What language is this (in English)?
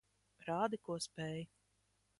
Latvian